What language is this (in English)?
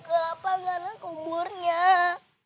Indonesian